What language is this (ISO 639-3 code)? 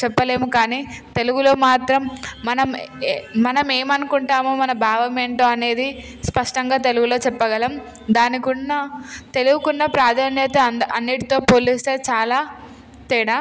tel